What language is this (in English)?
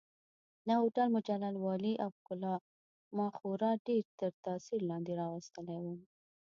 Pashto